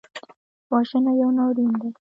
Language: Pashto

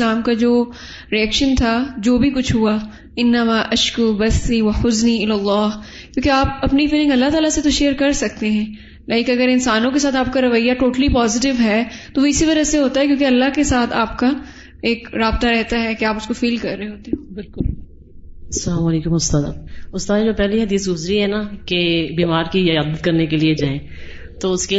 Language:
Urdu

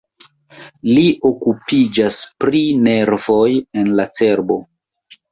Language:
Esperanto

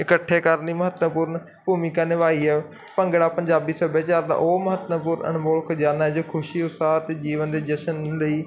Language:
Punjabi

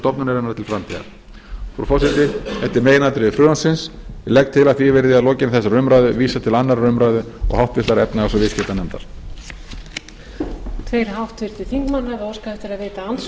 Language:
Icelandic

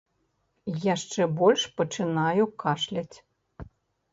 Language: Belarusian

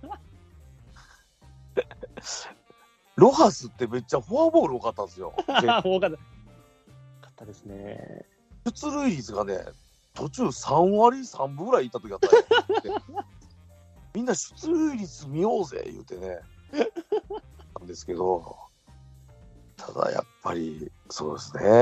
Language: Japanese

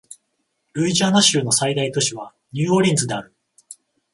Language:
Japanese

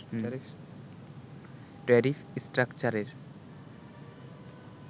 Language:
Bangla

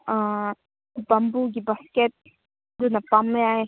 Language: Manipuri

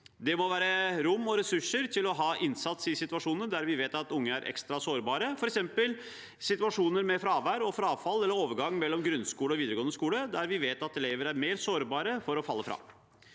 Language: Norwegian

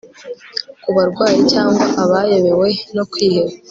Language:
Kinyarwanda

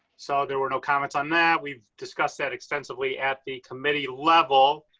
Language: English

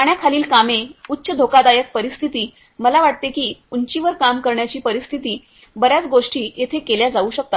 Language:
Marathi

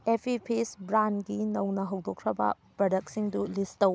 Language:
Manipuri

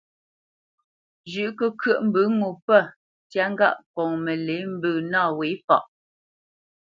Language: Bamenyam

